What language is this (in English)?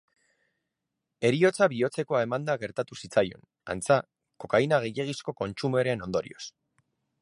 Basque